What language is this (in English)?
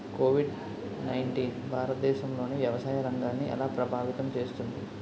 Telugu